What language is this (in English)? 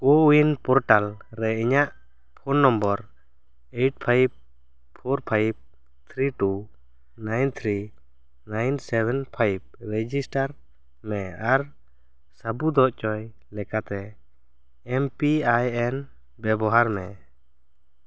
Santali